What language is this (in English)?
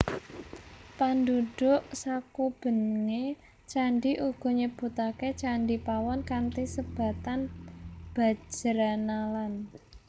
Javanese